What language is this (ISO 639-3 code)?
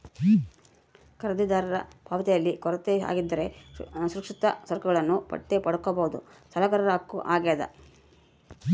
kan